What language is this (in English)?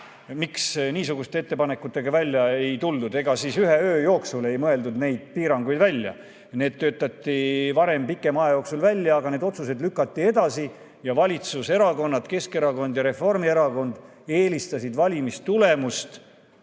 Estonian